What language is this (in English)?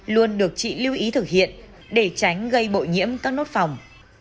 Vietnamese